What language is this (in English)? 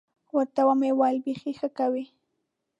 Pashto